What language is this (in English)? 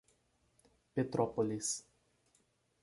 Portuguese